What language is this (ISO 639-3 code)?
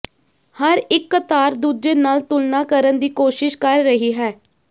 pan